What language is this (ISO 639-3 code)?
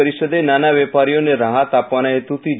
guj